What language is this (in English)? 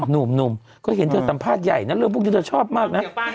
Thai